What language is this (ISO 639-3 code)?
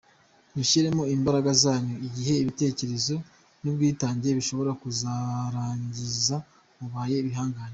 kin